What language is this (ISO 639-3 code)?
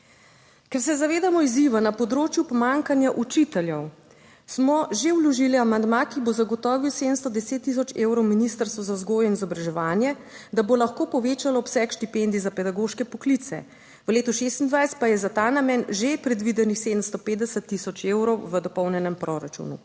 slv